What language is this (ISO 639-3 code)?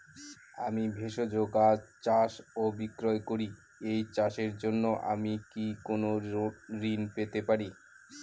ben